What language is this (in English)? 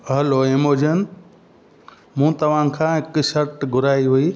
Sindhi